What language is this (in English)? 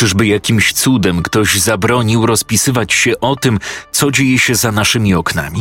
Polish